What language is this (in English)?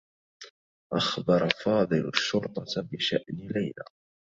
Arabic